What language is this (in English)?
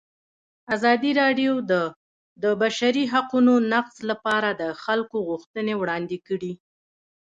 Pashto